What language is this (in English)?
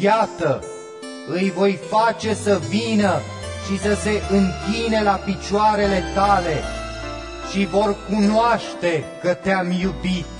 Romanian